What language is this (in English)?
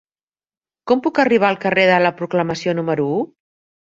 Catalan